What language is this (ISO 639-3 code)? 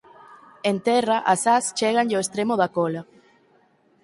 glg